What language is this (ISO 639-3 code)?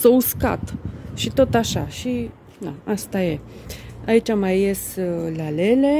ron